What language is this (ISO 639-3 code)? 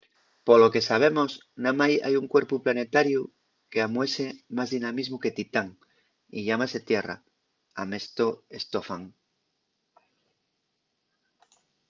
ast